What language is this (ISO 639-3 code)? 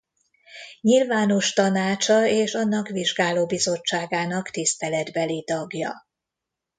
hun